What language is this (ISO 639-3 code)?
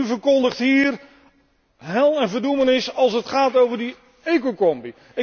nld